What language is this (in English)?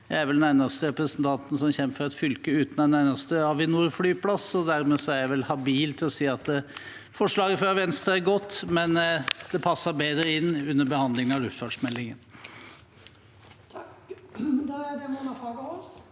Norwegian